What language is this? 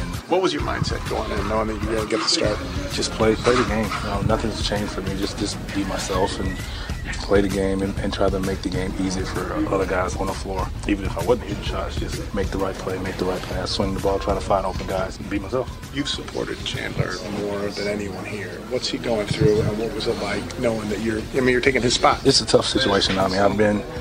English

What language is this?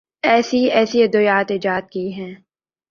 Urdu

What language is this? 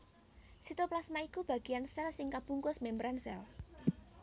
Javanese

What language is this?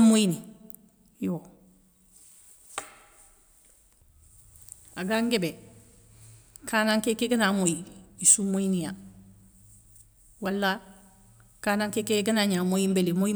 Soninke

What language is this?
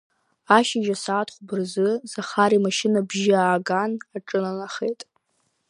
Abkhazian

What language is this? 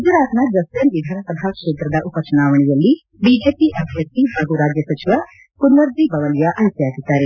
Kannada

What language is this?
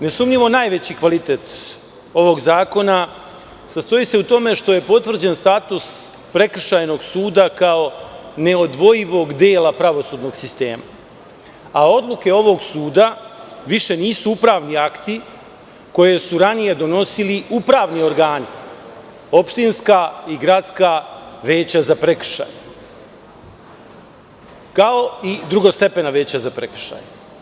Serbian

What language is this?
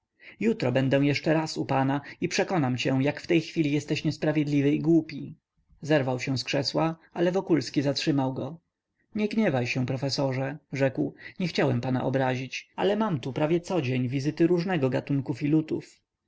Polish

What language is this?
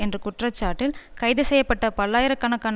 Tamil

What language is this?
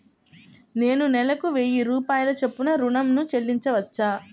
Telugu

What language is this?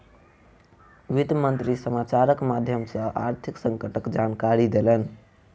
Maithili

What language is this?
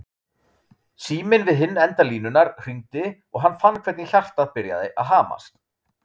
Icelandic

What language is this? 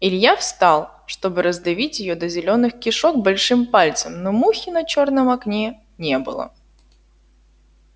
Russian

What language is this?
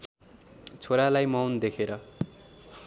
Nepali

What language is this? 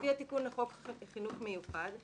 Hebrew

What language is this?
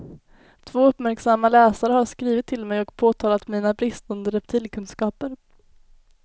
Swedish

